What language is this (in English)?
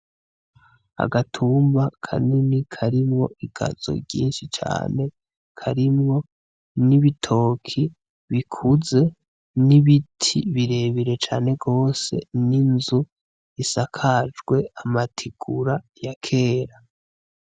Rundi